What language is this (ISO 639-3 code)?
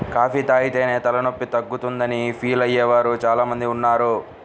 tel